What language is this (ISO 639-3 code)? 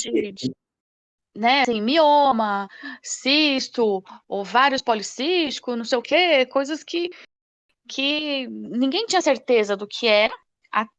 por